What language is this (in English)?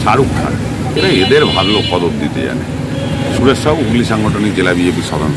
Arabic